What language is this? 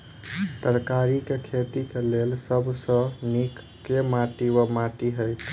Maithili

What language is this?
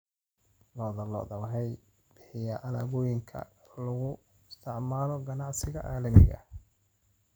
Somali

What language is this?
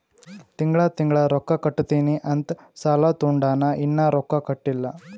Kannada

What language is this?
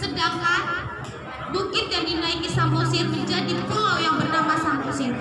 Indonesian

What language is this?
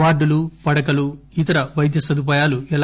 Telugu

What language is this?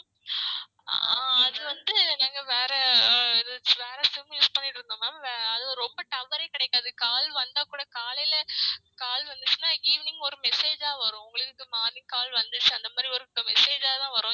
Tamil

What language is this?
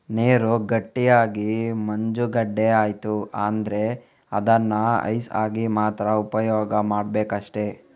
Kannada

